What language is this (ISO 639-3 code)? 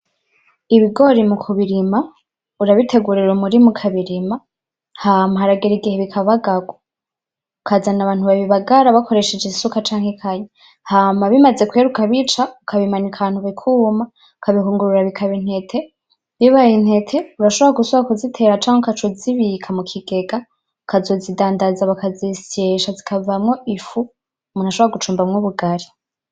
run